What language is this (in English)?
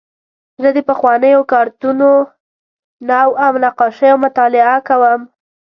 Pashto